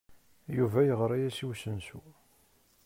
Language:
Kabyle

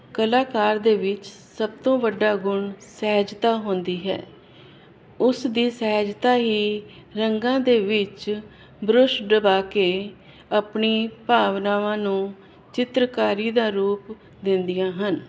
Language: Punjabi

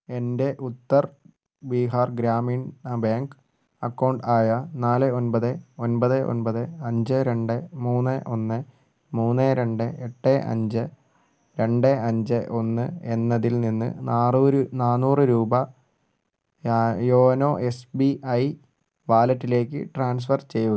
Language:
Malayalam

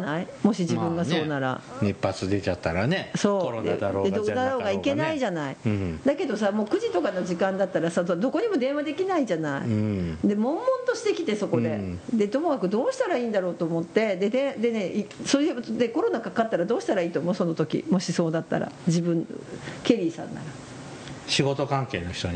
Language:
Japanese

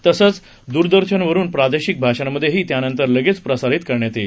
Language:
Marathi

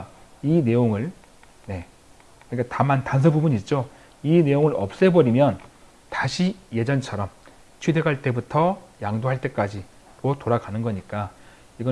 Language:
Korean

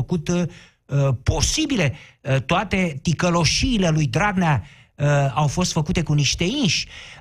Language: Romanian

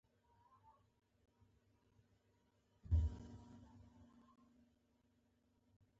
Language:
Pashto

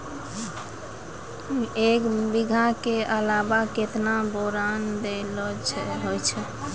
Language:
Maithili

